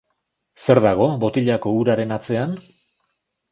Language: Basque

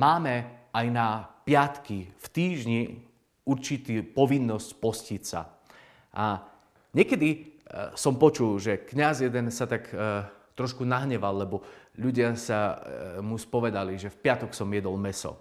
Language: Slovak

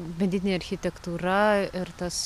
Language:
Lithuanian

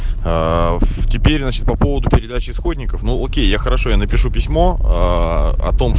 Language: Russian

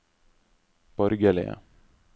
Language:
Norwegian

